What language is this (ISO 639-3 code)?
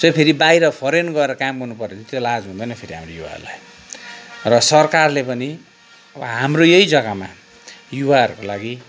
nep